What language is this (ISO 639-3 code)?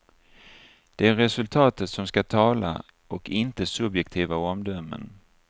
swe